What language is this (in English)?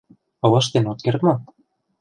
Mari